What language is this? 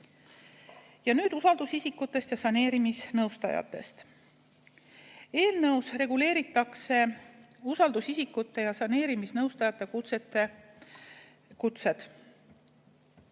Estonian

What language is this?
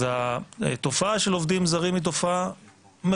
Hebrew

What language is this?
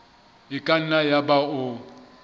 Southern Sotho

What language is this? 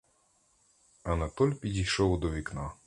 Ukrainian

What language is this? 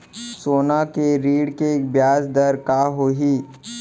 Chhattisgarhi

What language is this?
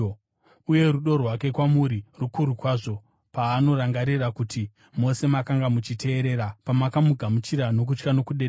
Shona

